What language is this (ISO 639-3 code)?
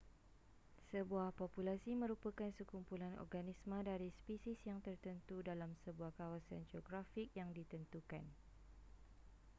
msa